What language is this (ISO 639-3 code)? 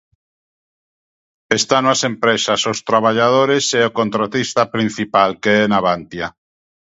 glg